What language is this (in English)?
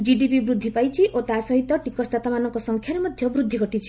Odia